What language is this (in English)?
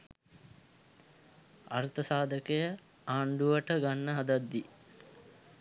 Sinhala